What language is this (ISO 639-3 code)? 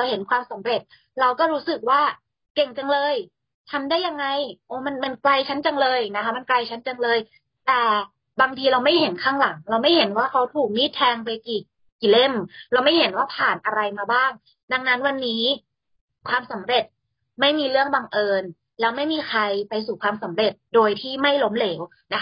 tha